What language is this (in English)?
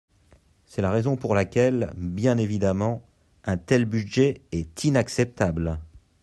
French